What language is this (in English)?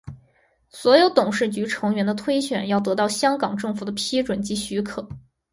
Chinese